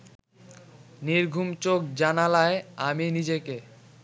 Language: Bangla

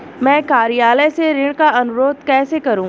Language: Hindi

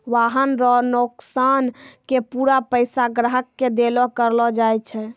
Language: Maithili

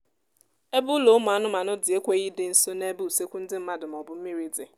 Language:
Igbo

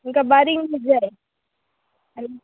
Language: Konkani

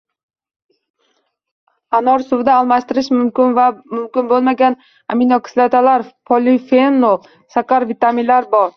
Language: Uzbek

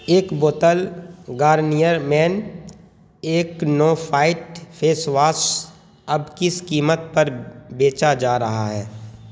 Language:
Urdu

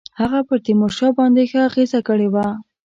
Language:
Pashto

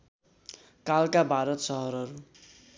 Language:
Nepali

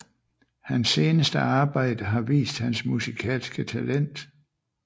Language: Danish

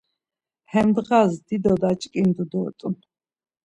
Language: Laz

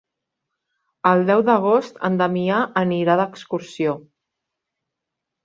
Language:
Catalan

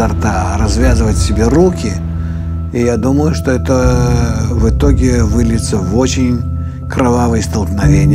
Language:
Russian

